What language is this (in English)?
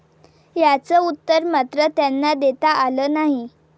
Marathi